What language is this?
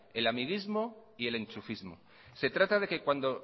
Spanish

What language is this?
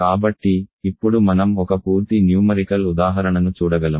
Telugu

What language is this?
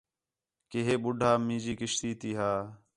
Khetrani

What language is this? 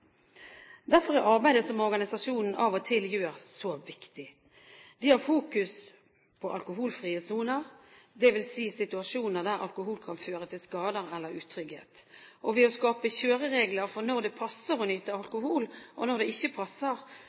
Norwegian Bokmål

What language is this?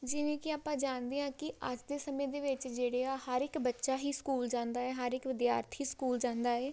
Punjabi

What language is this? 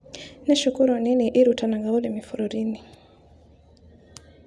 Kikuyu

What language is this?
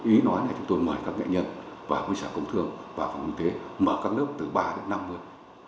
Vietnamese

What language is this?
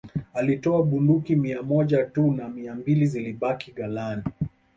Swahili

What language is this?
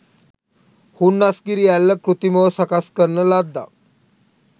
Sinhala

